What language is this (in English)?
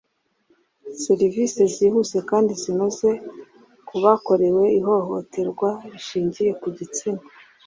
Kinyarwanda